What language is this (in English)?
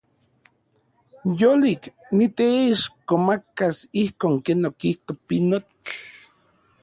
Central Puebla Nahuatl